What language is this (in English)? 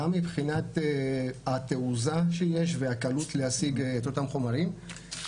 Hebrew